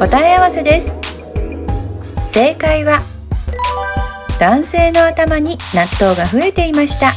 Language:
Japanese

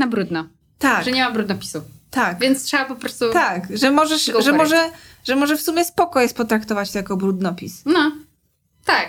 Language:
Polish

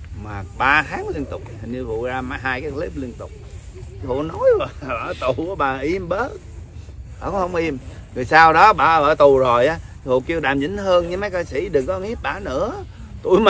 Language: Vietnamese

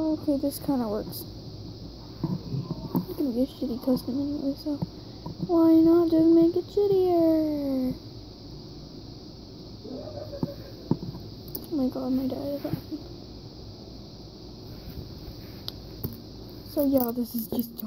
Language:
English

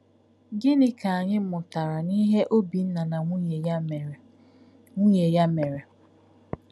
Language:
Igbo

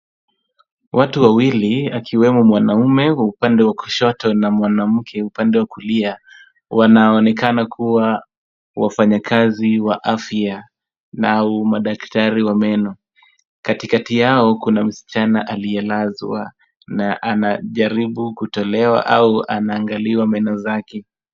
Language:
Swahili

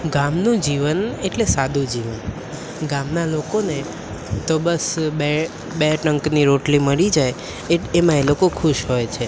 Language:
Gujarati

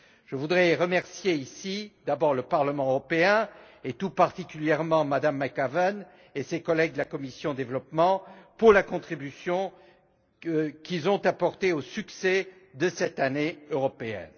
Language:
French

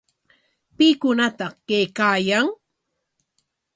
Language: Corongo Ancash Quechua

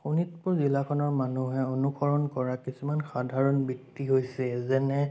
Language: Assamese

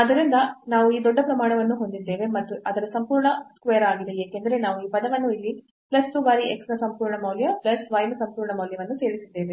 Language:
Kannada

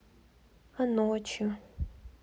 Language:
Russian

